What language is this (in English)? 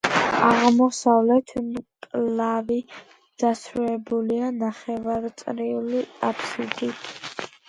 Georgian